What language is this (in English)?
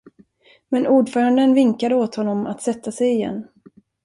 Swedish